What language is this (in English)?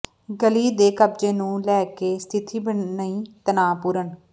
Punjabi